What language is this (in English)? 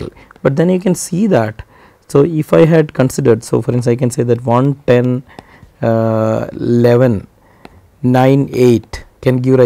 English